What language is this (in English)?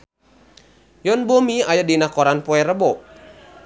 Sundanese